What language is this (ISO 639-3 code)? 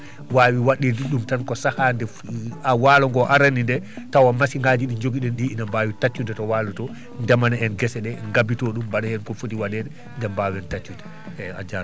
ful